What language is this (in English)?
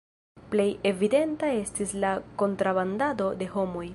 Esperanto